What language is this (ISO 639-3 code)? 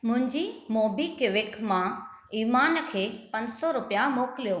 snd